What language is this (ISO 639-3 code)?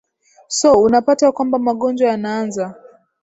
swa